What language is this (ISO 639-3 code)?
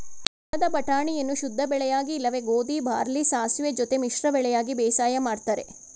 kan